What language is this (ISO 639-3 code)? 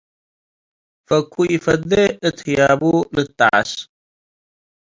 tig